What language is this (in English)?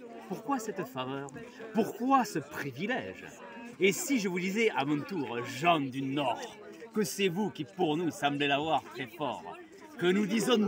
French